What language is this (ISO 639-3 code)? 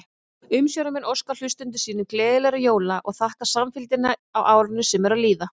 isl